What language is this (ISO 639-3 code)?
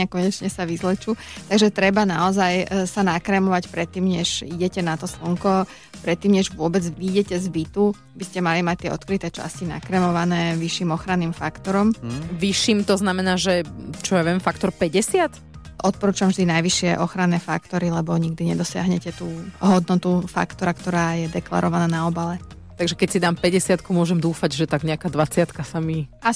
slk